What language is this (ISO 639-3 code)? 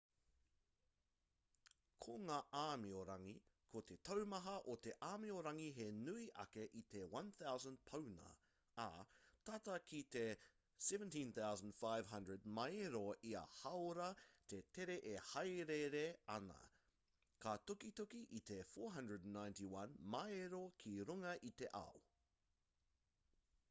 mri